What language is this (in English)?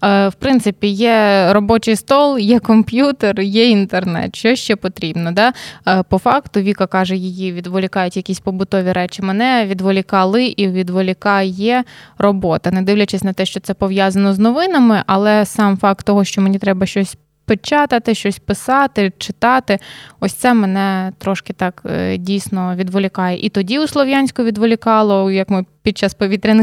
Ukrainian